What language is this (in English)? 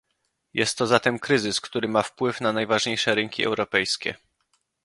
Polish